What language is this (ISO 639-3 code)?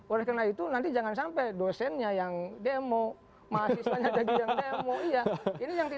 ind